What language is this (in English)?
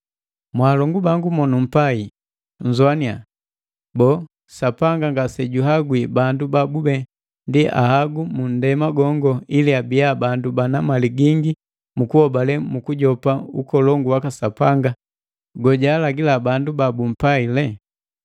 Matengo